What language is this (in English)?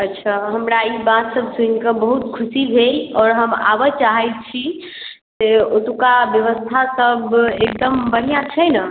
Maithili